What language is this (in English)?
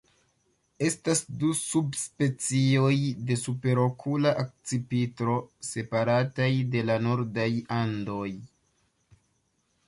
Esperanto